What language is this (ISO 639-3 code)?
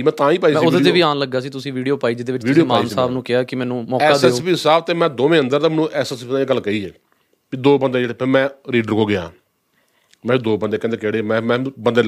pan